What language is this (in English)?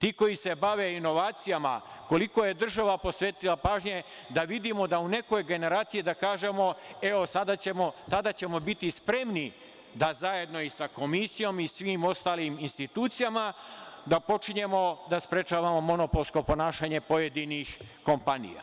Serbian